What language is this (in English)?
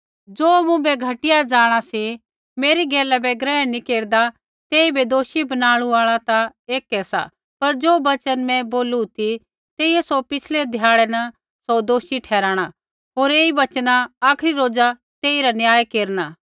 Kullu Pahari